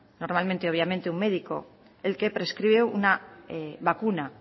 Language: Spanish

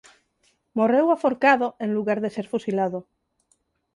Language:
Galician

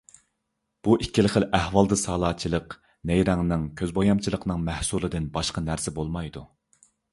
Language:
Uyghur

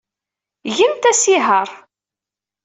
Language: Kabyle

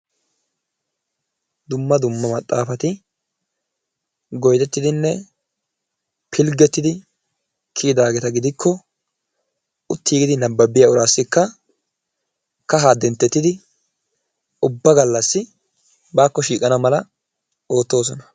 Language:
Wolaytta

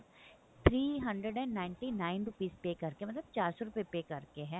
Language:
Punjabi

